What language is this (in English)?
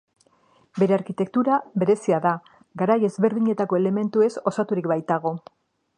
Basque